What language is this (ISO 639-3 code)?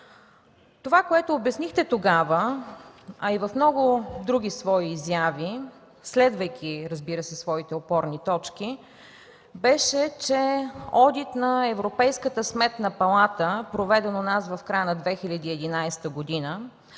bul